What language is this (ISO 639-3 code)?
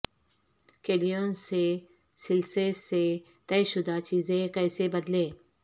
urd